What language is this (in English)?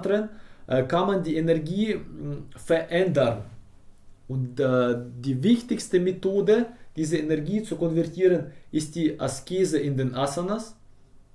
German